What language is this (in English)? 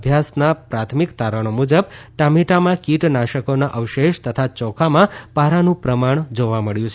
Gujarati